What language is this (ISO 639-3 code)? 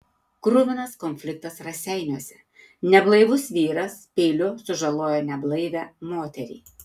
lit